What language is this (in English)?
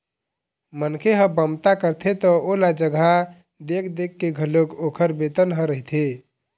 Chhattisgarhi